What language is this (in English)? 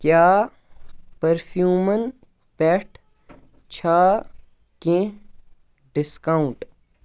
Kashmiri